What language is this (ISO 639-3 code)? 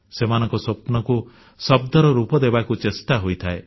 ori